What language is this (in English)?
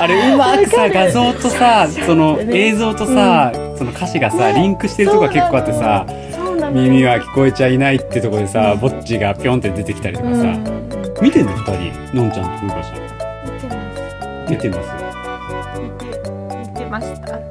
Japanese